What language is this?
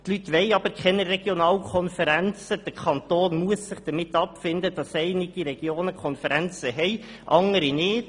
Swiss German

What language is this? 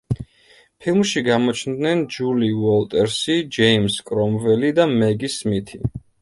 Georgian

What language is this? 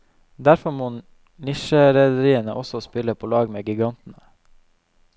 Norwegian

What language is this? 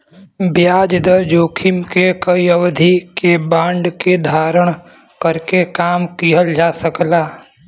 Bhojpuri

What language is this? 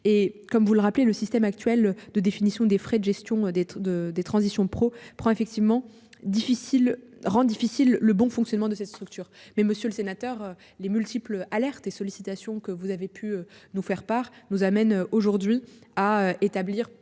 French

